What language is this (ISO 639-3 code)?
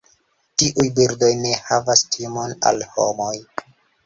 epo